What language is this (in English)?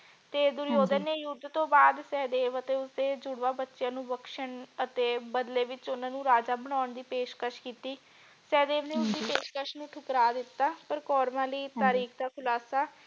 Punjabi